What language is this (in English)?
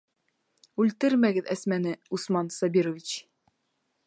Bashkir